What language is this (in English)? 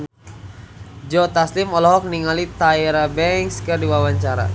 Sundanese